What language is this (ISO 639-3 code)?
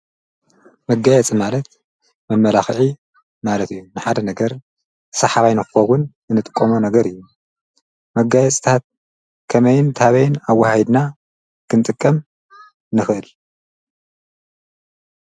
tir